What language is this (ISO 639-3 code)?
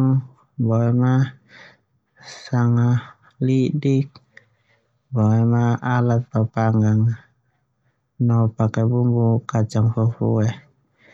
twu